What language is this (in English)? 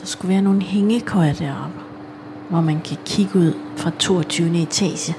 Danish